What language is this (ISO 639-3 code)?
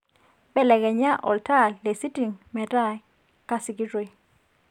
mas